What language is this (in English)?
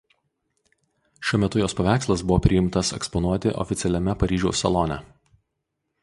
Lithuanian